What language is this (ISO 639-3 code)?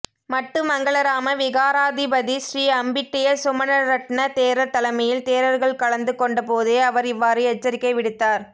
tam